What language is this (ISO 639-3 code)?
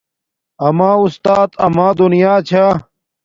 dmk